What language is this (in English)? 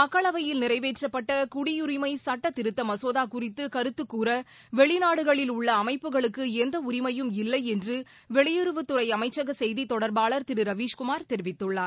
Tamil